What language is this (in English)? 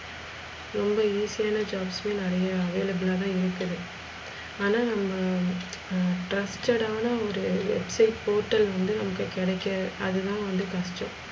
Tamil